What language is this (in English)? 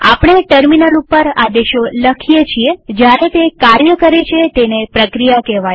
Gujarati